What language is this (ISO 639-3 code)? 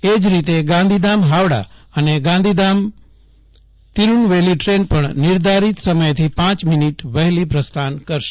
guj